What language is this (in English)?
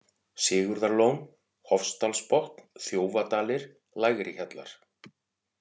Icelandic